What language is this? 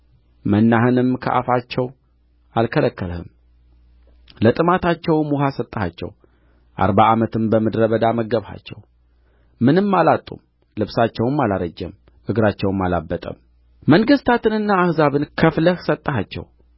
Amharic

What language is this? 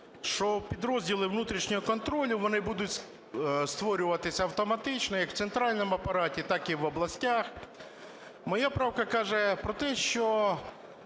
Ukrainian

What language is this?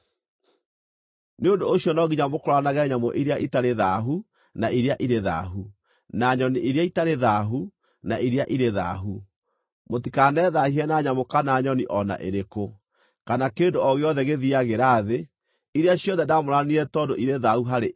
Kikuyu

